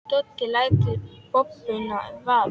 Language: Icelandic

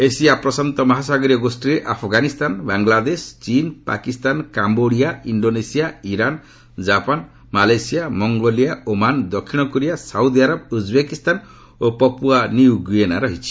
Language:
Odia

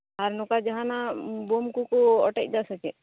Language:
Santali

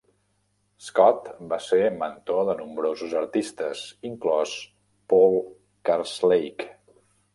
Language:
Catalan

